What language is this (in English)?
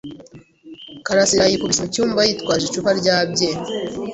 Kinyarwanda